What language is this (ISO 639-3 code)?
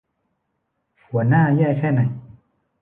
tha